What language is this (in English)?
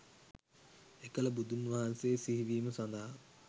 Sinhala